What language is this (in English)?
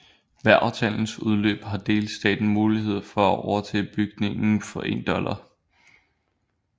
Danish